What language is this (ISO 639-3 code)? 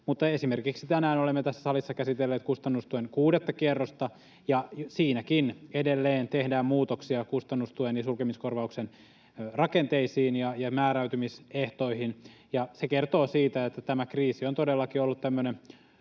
fin